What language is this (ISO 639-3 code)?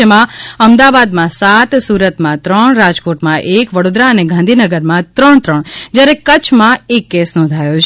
guj